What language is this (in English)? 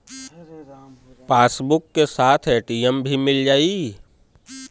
Bhojpuri